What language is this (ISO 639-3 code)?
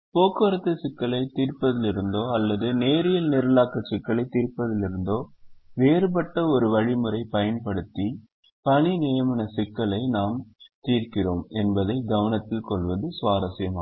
tam